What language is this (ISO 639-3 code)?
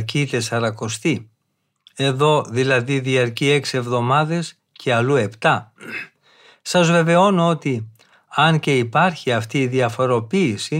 ell